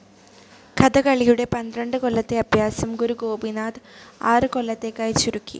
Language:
Malayalam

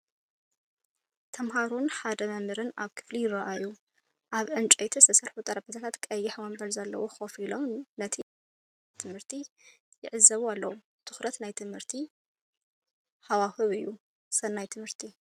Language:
Tigrinya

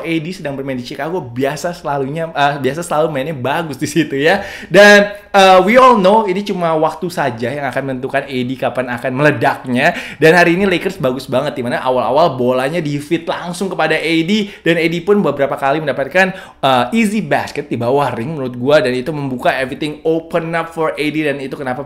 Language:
Indonesian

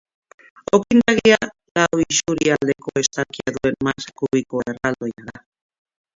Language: Basque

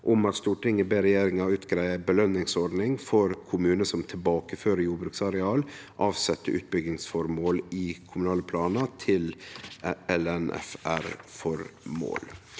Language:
Norwegian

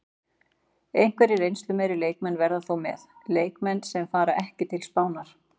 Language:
Icelandic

